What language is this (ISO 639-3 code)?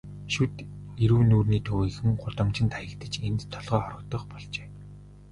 mon